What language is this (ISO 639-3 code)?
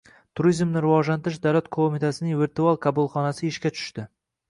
uzb